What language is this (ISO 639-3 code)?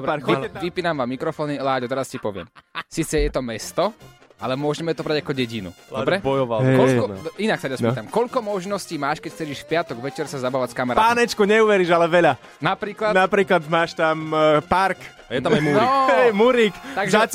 slk